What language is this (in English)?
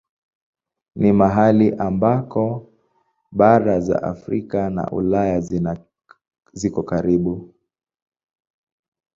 Swahili